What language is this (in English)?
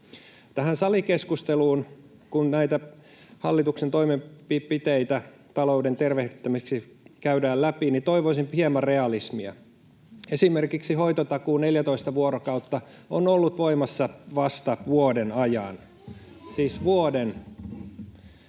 Finnish